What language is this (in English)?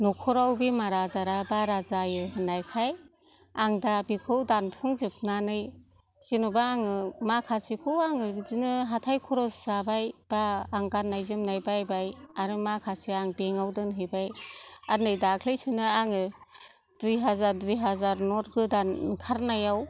Bodo